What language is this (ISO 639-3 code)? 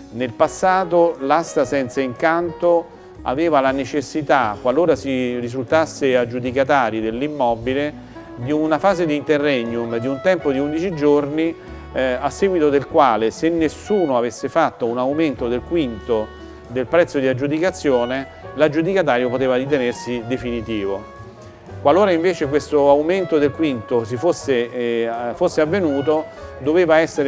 ita